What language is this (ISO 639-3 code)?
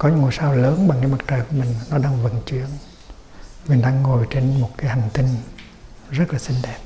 vie